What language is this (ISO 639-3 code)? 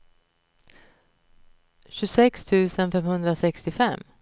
swe